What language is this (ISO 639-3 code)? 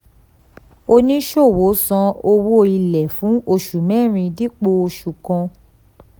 yor